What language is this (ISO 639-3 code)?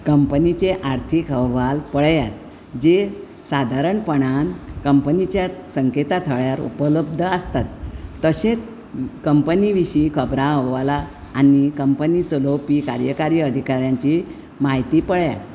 kok